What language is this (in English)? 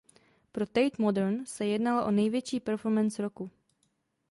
Czech